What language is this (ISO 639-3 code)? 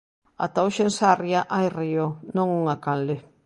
glg